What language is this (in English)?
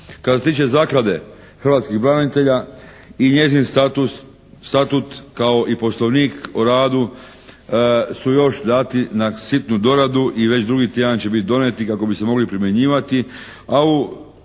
Croatian